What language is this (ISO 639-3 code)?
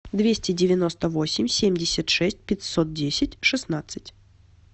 rus